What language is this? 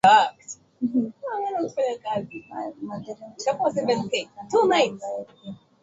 Swahili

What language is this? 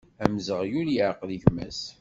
Kabyle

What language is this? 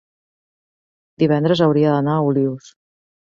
Catalan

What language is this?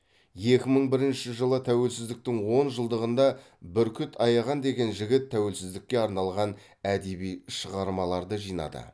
Kazakh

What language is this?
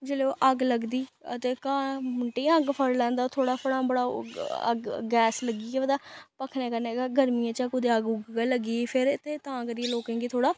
Dogri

